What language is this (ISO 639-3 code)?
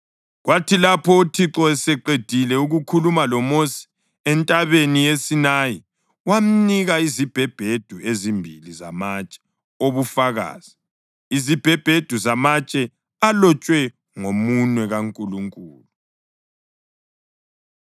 nde